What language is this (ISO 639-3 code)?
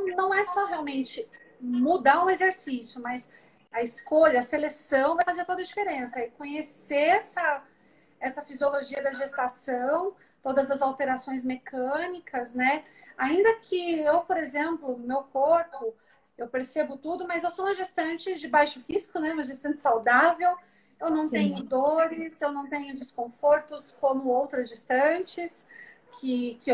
por